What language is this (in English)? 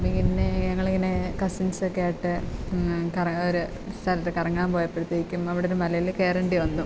Malayalam